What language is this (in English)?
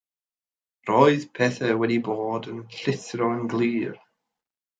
Welsh